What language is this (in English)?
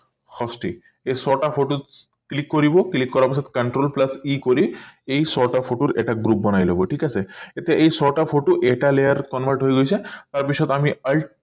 Assamese